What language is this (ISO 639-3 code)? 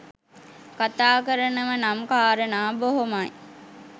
sin